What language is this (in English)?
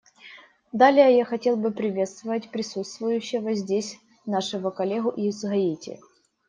Russian